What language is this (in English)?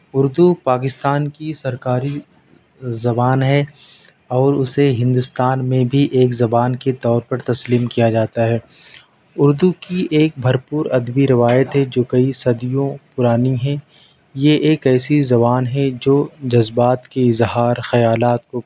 Urdu